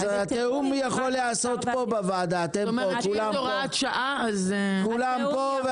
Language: Hebrew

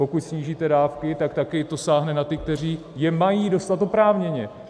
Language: Czech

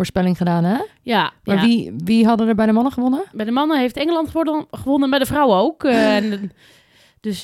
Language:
Dutch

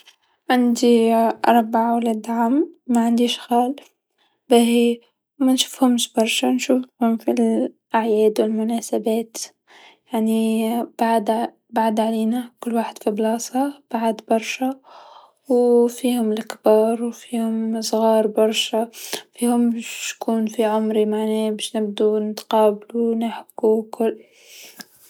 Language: Tunisian Arabic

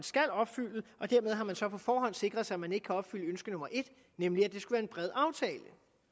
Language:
Danish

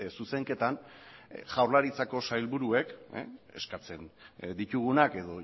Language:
Basque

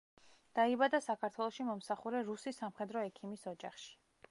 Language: Georgian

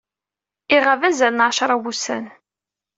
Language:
Kabyle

